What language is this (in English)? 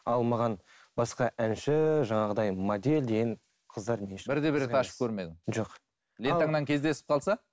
Kazakh